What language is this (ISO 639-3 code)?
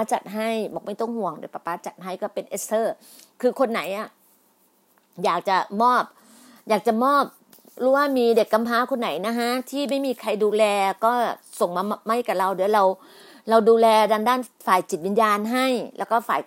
tha